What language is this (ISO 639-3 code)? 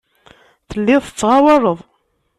kab